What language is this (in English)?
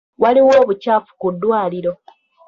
Ganda